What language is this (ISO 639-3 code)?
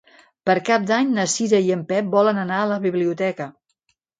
cat